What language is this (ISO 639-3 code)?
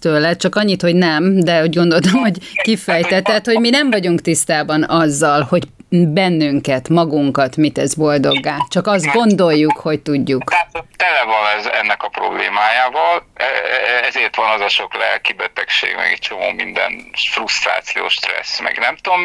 hun